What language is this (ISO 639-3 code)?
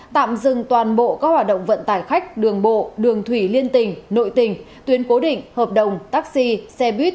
vie